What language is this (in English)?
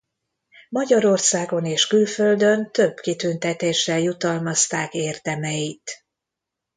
Hungarian